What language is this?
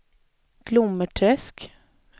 Swedish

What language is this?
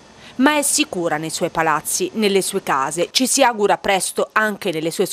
Italian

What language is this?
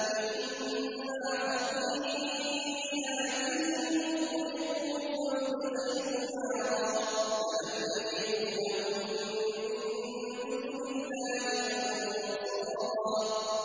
Arabic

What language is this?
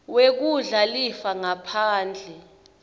Swati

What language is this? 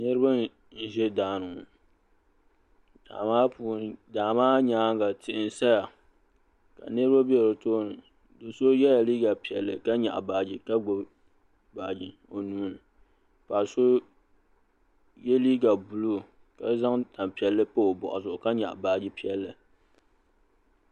Dagbani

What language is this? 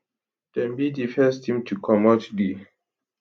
Nigerian Pidgin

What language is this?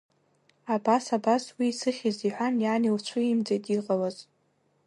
Abkhazian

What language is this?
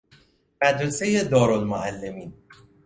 Persian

